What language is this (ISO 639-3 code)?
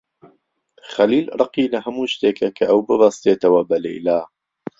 ckb